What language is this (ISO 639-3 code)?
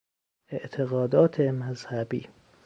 fas